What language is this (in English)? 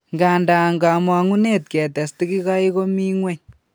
Kalenjin